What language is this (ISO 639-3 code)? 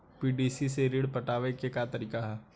bho